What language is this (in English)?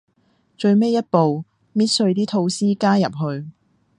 Cantonese